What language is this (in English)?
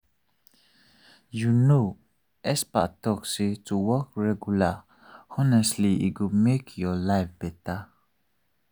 Nigerian Pidgin